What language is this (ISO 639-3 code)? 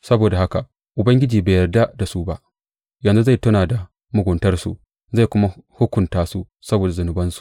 hau